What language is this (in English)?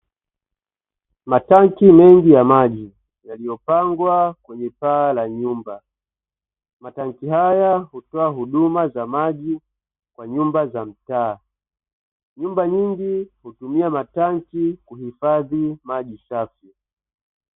Swahili